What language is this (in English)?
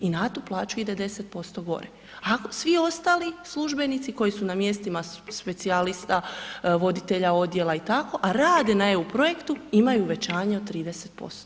Croatian